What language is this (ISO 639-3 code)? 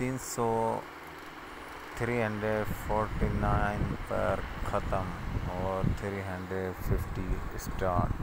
pol